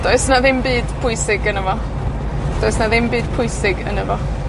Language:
Welsh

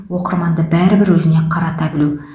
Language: Kazakh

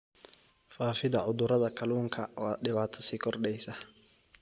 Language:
Somali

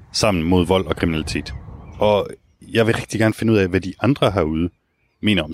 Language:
Danish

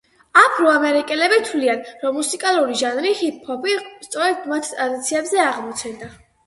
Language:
Georgian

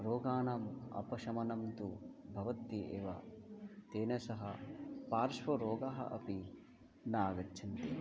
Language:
Sanskrit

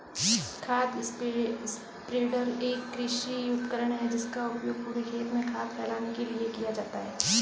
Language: Hindi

